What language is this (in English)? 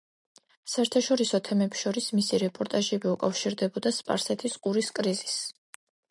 Georgian